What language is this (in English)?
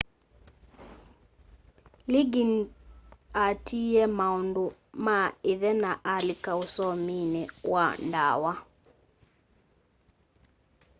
Kamba